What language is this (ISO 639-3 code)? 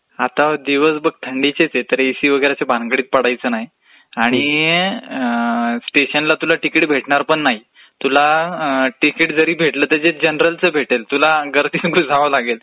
mar